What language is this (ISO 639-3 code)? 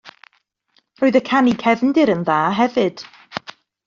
cym